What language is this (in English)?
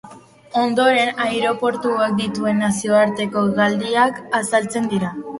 Basque